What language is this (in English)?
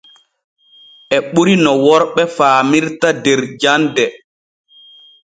Borgu Fulfulde